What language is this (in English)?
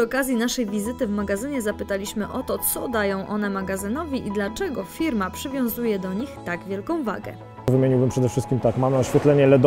Polish